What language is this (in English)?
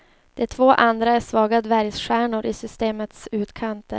Swedish